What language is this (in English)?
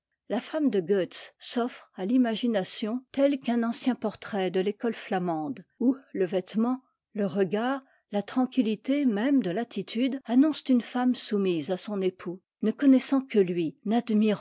French